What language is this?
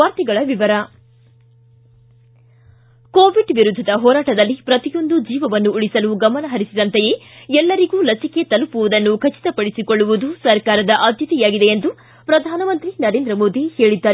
Kannada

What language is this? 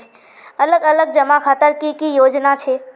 Magahi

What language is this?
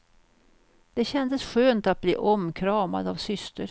Swedish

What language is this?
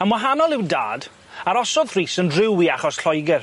Welsh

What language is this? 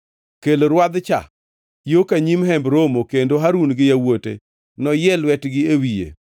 Luo (Kenya and Tanzania)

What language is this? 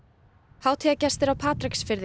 Icelandic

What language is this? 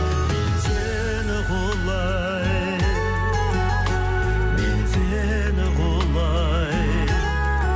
Kazakh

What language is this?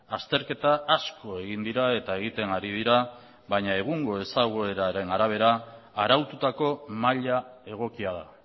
Basque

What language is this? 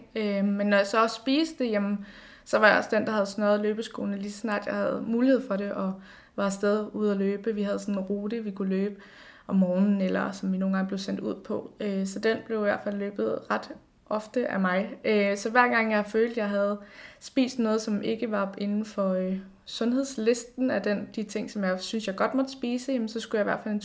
Danish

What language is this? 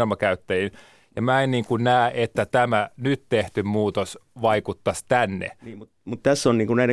Finnish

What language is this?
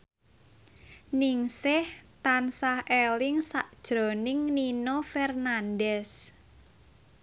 Javanese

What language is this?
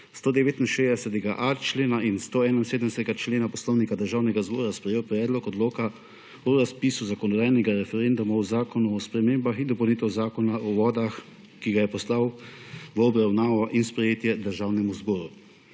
Slovenian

